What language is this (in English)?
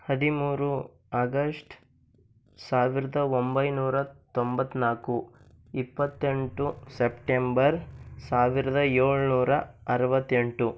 Kannada